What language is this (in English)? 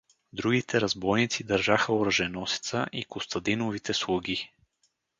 Bulgarian